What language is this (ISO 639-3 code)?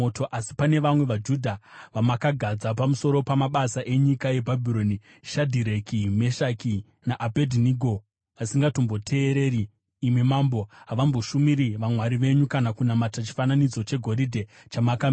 sna